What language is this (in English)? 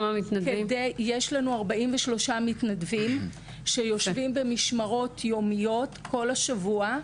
Hebrew